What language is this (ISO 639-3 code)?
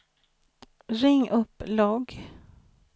swe